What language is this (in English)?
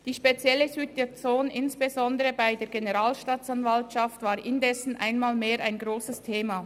Swiss German